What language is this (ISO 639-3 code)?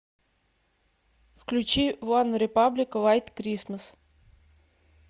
rus